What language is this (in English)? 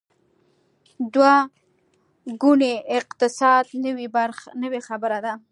Pashto